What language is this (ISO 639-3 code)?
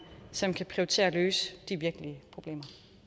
dan